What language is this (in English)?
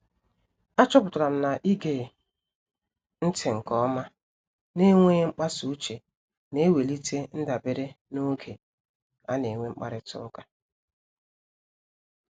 Igbo